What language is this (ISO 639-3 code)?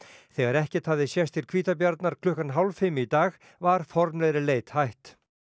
isl